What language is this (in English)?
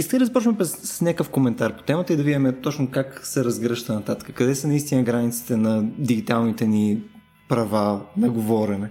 Bulgarian